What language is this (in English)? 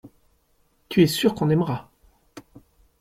French